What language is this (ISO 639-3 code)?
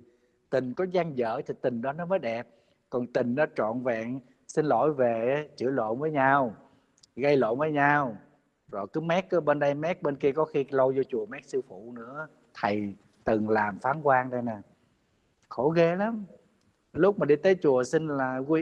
vie